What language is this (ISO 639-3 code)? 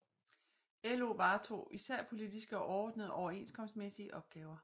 dan